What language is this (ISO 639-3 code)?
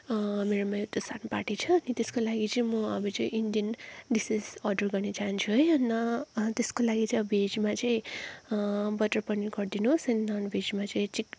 nep